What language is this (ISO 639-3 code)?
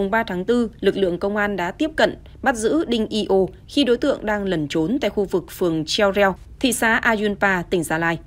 vie